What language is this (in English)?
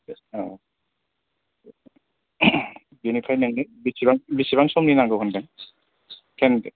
Bodo